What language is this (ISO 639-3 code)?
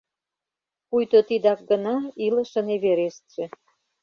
chm